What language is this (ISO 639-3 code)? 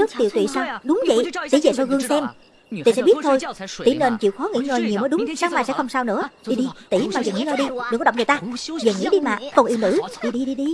vie